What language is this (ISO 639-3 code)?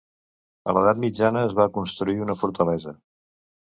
cat